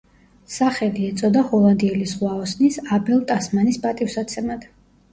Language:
Georgian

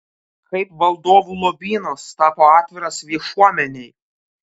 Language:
Lithuanian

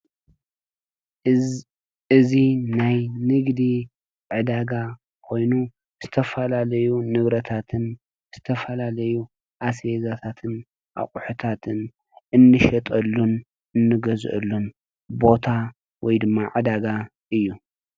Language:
Tigrinya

